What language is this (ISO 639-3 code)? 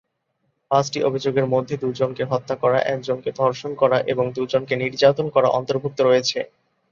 ben